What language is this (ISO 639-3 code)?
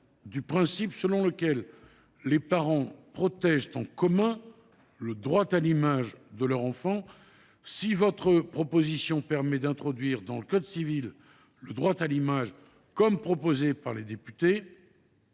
fra